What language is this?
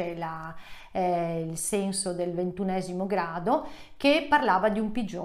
Italian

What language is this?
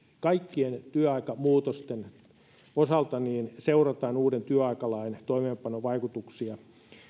Finnish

